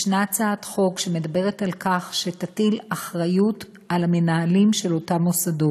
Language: Hebrew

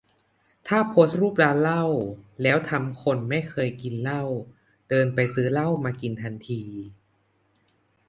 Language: Thai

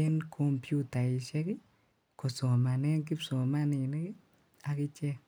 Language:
Kalenjin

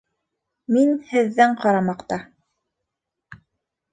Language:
Bashkir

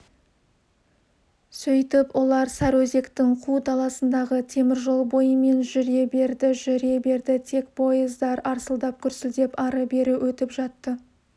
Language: Kazakh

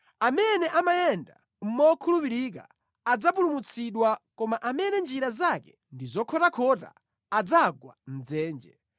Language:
Nyanja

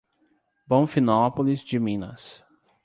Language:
Portuguese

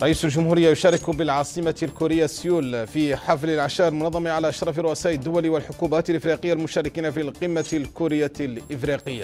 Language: Arabic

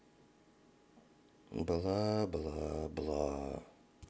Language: Russian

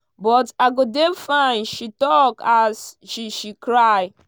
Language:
Nigerian Pidgin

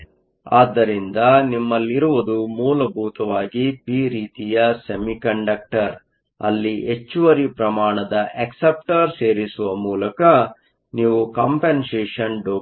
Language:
Kannada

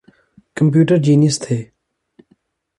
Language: Urdu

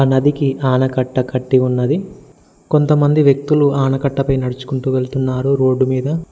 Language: Telugu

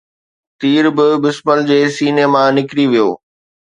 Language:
Sindhi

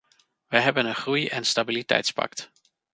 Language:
Dutch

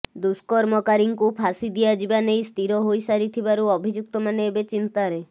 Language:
Odia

